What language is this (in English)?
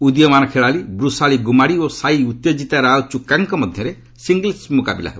Odia